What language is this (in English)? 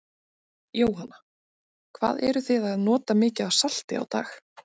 Icelandic